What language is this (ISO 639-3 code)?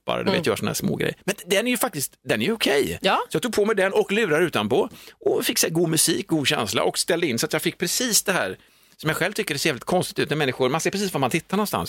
swe